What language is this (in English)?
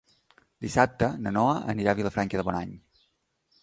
Catalan